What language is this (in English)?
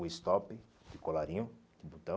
Portuguese